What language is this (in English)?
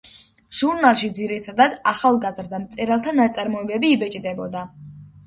Georgian